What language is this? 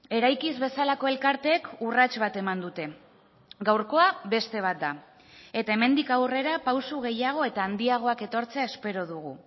Basque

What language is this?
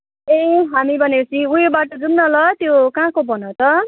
Nepali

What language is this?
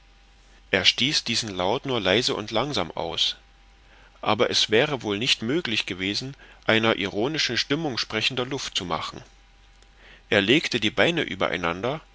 German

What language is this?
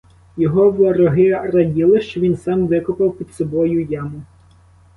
Ukrainian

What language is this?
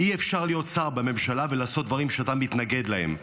Hebrew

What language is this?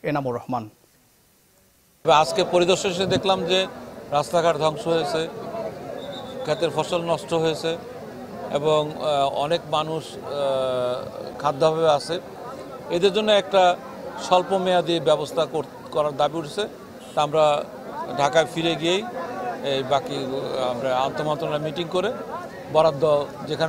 Romanian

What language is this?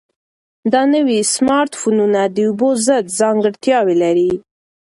Pashto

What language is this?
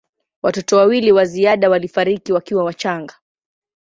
Swahili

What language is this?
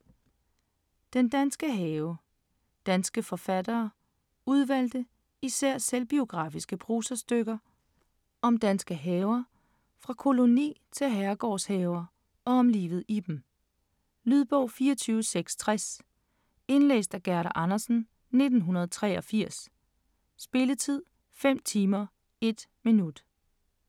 Danish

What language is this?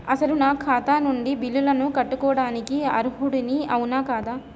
Telugu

